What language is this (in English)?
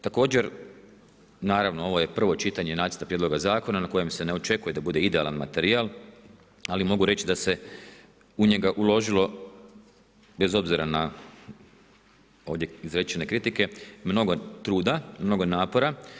Croatian